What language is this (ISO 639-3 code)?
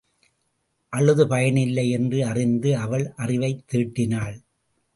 tam